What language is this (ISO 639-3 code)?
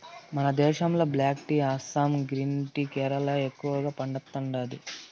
tel